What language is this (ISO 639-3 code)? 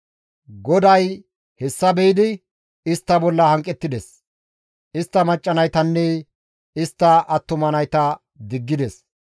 gmv